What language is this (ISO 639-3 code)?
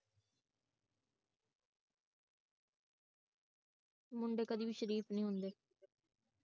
pan